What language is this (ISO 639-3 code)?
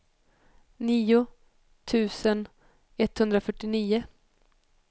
swe